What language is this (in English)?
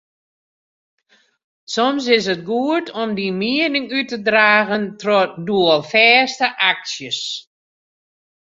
Western Frisian